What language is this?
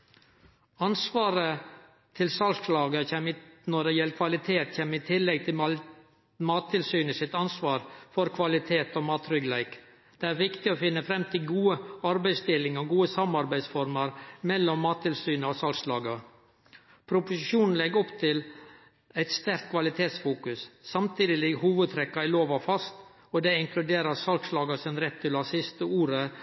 Norwegian Nynorsk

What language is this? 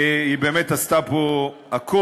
Hebrew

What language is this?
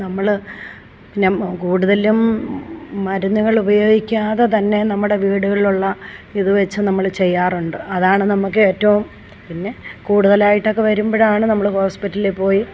Malayalam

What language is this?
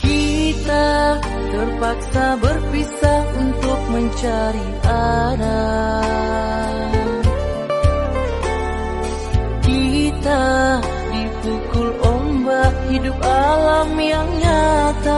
Indonesian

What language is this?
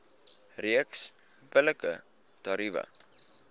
Afrikaans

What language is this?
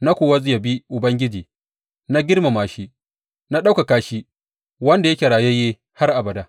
Hausa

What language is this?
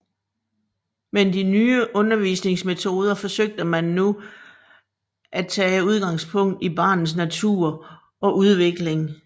Danish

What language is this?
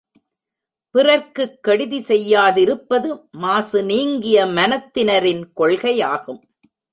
Tamil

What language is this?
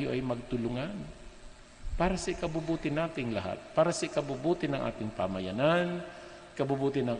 Filipino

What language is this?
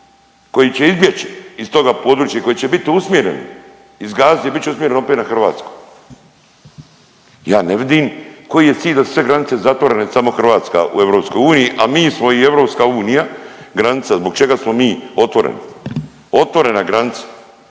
Croatian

